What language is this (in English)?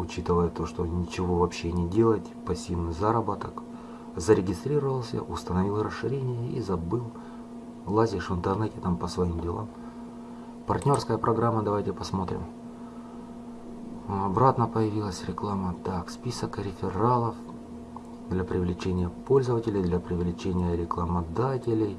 Russian